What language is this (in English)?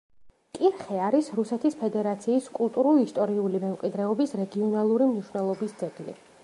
Georgian